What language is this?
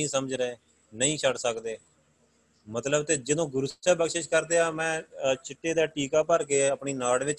Punjabi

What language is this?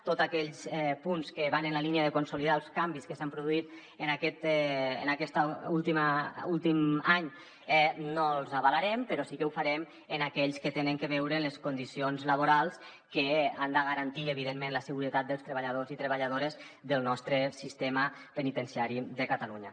Catalan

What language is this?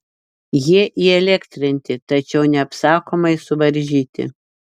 Lithuanian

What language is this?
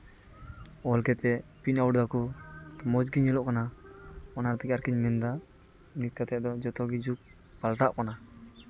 Santali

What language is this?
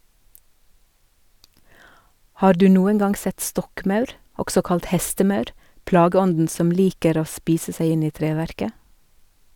Norwegian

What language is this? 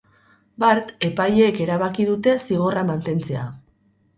Basque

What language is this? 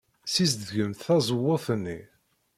Kabyle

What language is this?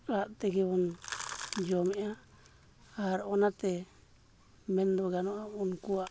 Santali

